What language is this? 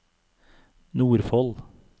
Norwegian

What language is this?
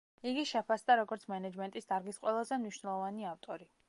Georgian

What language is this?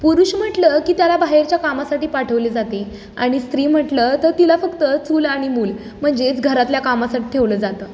Marathi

